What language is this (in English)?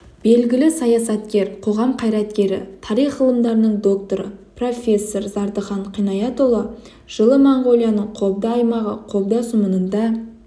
Kazakh